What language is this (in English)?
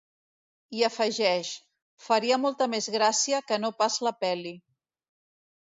Catalan